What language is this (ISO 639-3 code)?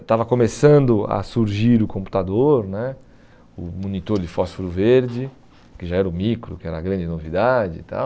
por